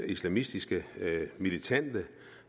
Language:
Danish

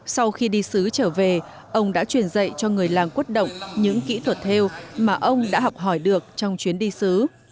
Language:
Vietnamese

